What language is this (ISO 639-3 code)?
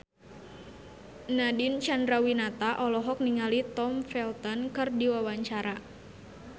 sun